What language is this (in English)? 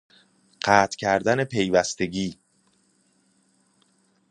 Persian